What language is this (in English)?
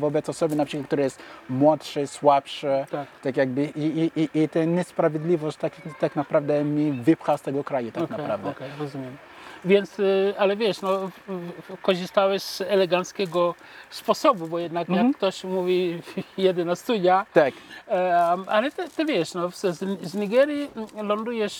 Polish